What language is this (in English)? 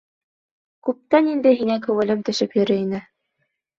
Bashkir